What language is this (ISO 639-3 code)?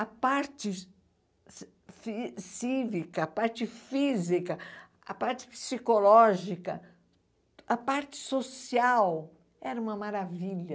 por